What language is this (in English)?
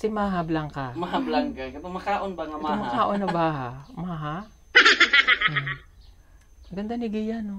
Filipino